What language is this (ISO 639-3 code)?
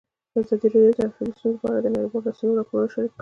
pus